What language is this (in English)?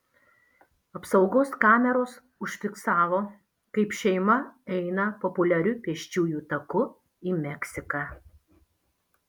Lithuanian